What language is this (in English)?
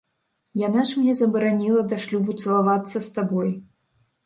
Belarusian